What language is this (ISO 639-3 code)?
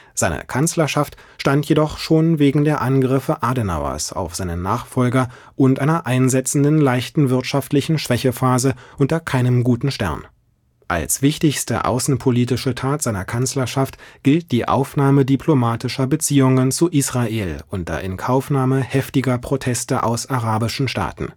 deu